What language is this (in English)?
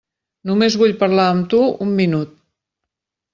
Catalan